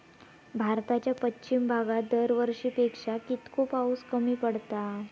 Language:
Marathi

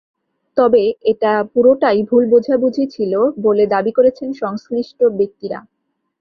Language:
Bangla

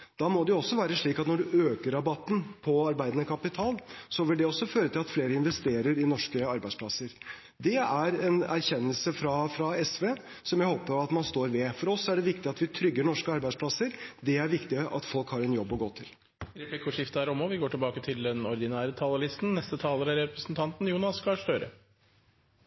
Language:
Norwegian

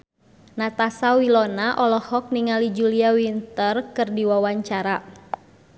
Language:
Sundanese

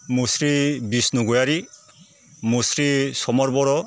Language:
Bodo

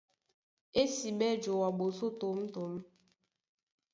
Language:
Duala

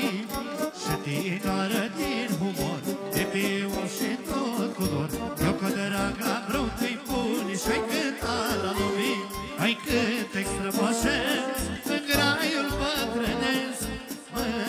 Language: Romanian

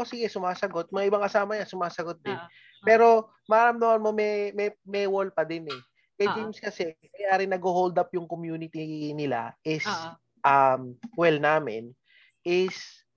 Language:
Filipino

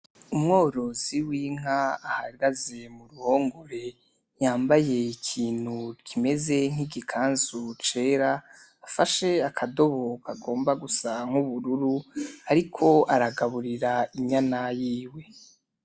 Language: Rundi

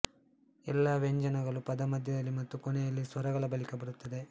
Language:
Kannada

